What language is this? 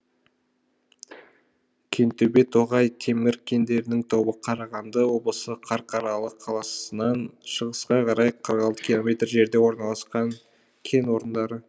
Kazakh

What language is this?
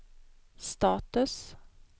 Swedish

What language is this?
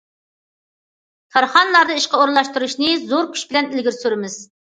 Uyghur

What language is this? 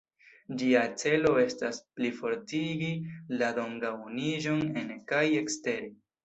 Esperanto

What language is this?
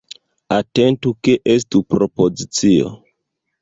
Esperanto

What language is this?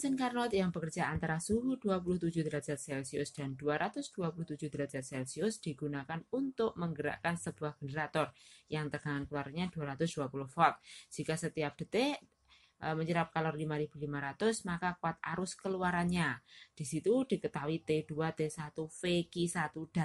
Indonesian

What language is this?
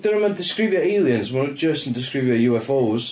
Welsh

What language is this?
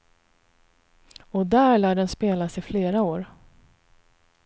Swedish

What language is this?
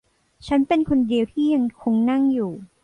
Thai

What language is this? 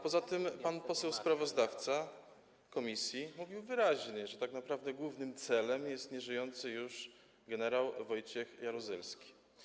Polish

